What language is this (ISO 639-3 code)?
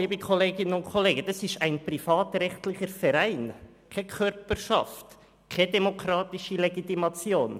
gsw